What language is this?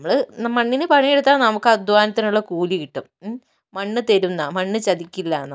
Malayalam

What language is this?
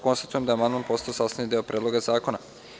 Serbian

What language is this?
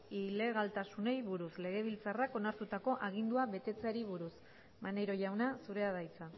Basque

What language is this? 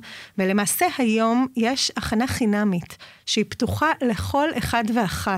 Hebrew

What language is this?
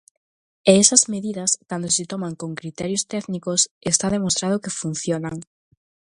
Galician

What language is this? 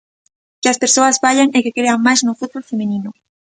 Galician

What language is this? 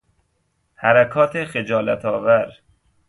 Persian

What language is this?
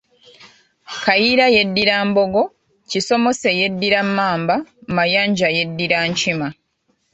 Ganda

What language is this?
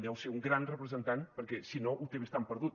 Catalan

